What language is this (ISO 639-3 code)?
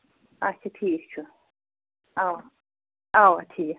kas